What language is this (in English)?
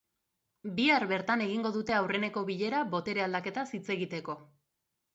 Basque